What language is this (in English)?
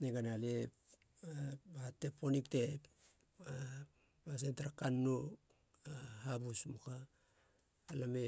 Halia